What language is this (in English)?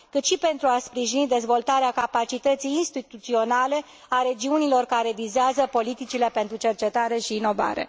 Romanian